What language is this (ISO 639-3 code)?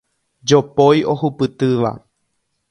grn